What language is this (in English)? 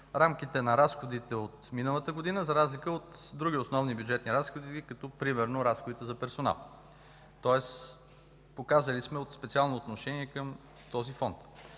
Bulgarian